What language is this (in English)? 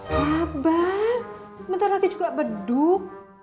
Indonesian